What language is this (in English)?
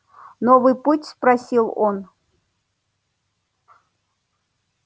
Russian